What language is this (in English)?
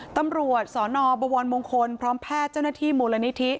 Thai